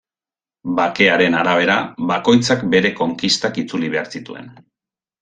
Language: Basque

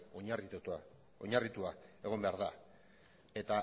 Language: Basque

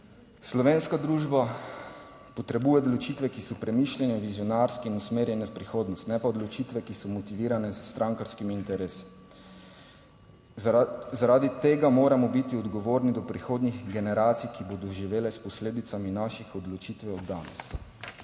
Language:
Slovenian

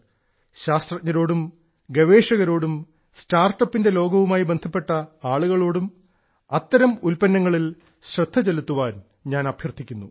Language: Malayalam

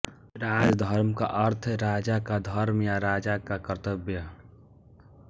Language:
Hindi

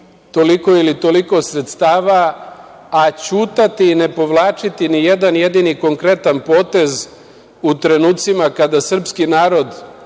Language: Serbian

